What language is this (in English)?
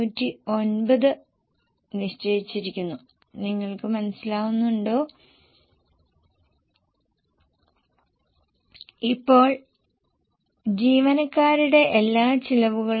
Malayalam